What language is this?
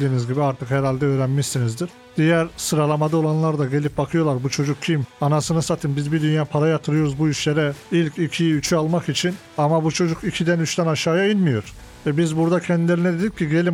Turkish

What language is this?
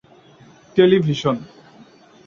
Bangla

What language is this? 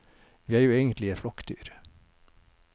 Norwegian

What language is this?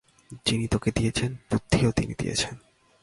Bangla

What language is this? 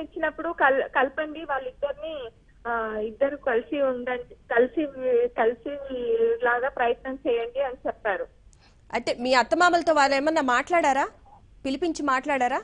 Telugu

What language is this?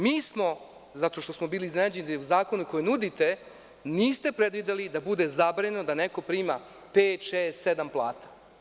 Serbian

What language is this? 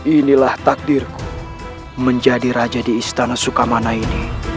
Indonesian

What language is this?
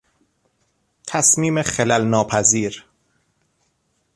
Persian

